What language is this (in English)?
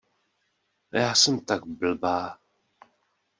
Czech